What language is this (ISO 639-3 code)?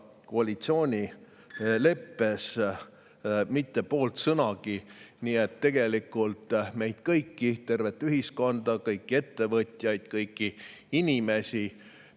est